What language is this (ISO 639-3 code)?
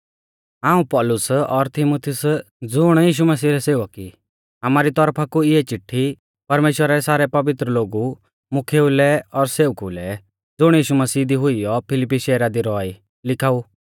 bfz